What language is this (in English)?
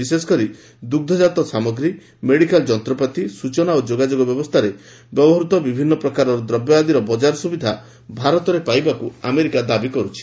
Odia